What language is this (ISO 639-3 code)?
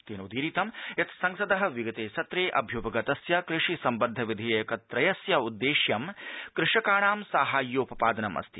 san